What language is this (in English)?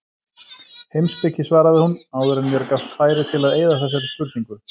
Icelandic